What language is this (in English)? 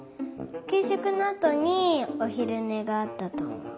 Japanese